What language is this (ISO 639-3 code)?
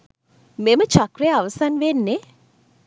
sin